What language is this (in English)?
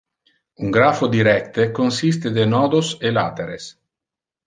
Interlingua